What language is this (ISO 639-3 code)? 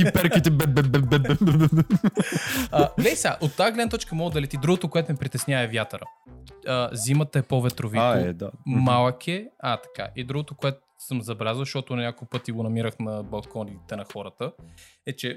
bul